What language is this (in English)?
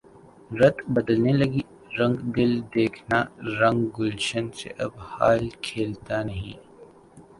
Urdu